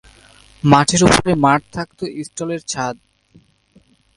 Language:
Bangla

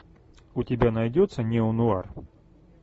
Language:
Russian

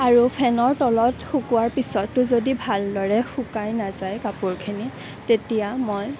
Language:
Assamese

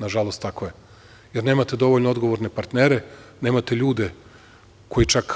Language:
Serbian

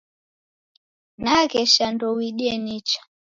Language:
Taita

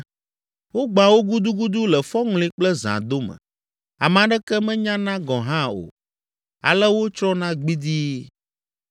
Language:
Ewe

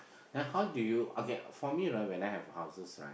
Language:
English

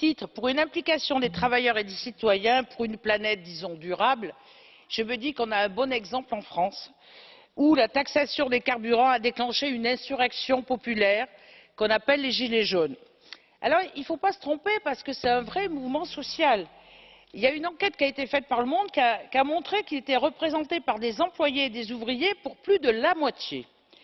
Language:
French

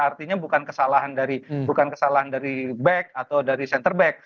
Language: Indonesian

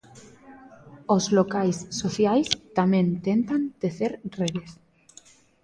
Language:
Galician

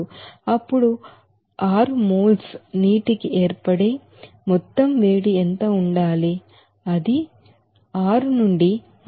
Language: Telugu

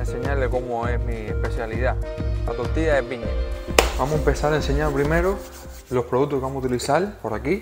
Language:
Spanish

